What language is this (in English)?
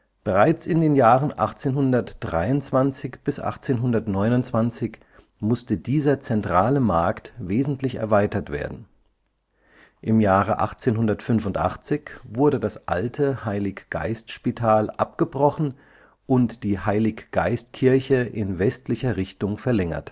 German